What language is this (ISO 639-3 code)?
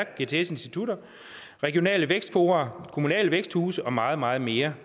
dan